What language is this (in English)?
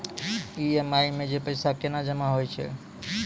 Maithili